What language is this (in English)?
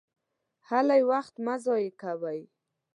Pashto